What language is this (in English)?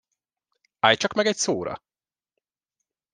Hungarian